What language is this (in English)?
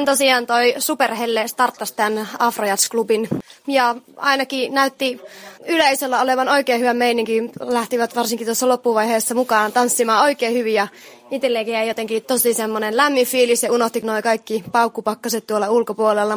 Finnish